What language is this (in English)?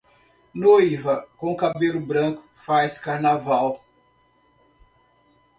Portuguese